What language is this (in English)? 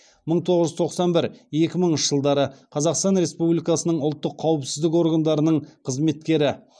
Kazakh